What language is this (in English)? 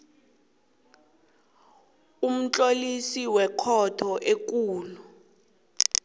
South Ndebele